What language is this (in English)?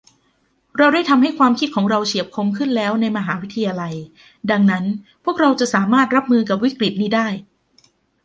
Thai